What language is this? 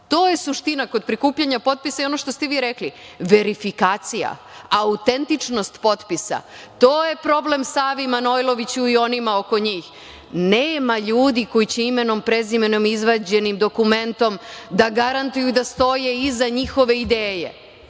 Serbian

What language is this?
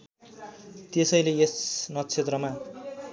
Nepali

